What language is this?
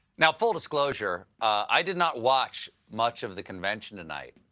English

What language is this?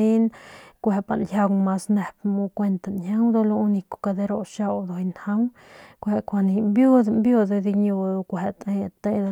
Northern Pame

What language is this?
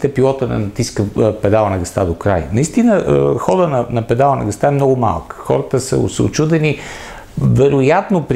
Italian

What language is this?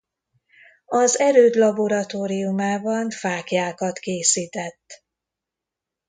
Hungarian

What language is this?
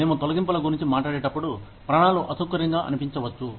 Telugu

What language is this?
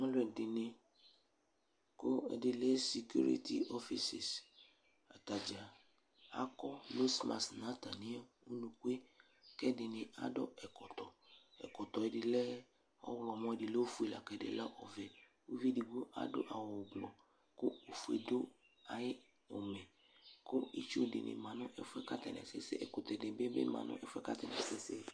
Ikposo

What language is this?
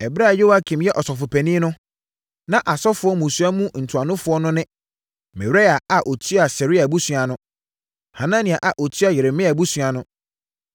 Akan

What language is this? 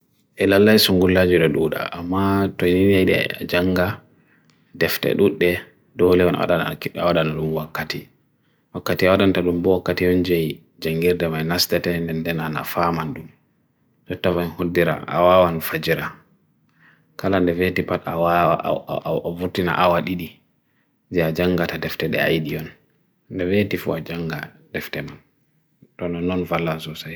Bagirmi Fulfulde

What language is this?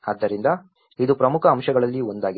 Kannada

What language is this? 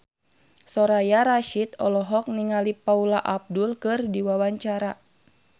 Sundanese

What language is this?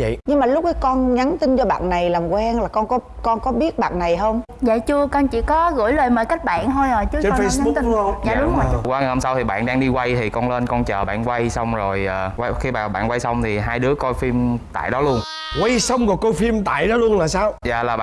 Vietnamese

